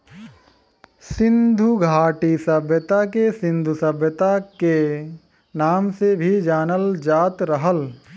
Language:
Bhojpuri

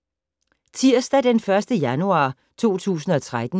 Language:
Danish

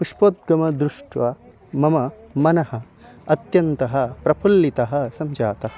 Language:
Sanskrit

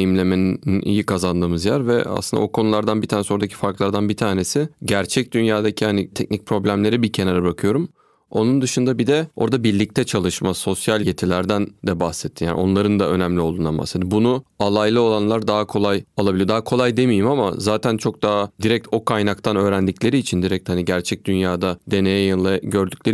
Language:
Turkish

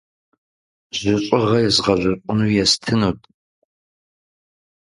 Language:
Kabardian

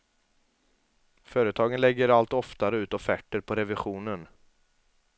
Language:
Swedish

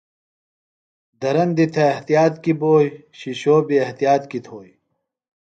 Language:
Phalura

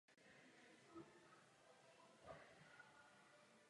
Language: Czech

